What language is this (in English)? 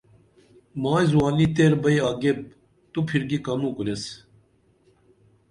Dameli